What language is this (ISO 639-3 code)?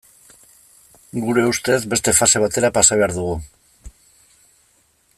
eus